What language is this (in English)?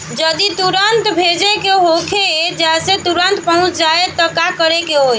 Bhojpuri